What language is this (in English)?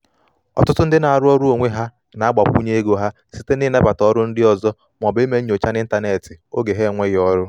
Igbo